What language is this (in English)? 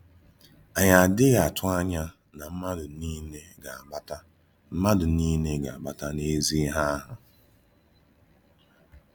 Igbo